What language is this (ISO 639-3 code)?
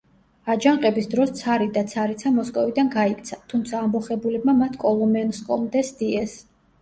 kat